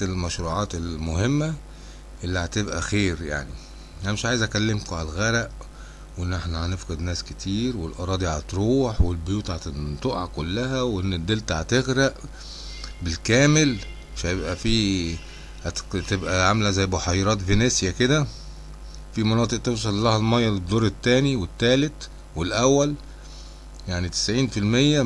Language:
Arabic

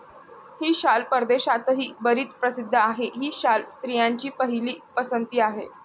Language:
Marathi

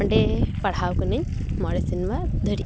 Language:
Santali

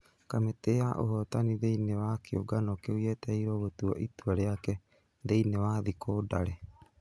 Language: Kikuyu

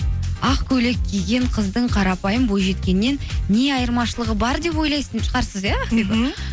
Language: Kazakh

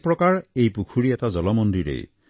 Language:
Assamese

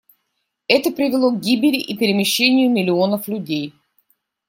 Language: Russian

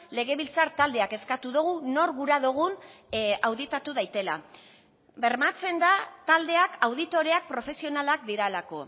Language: Basque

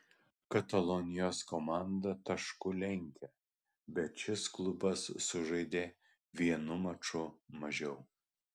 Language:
Lithuanian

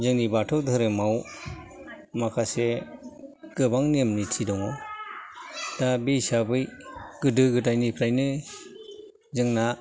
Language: Bodo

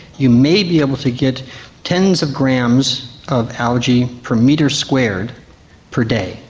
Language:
English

